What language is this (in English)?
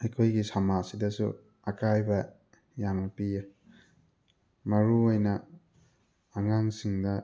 Manipuri